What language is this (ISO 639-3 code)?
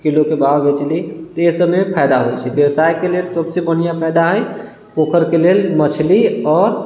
mai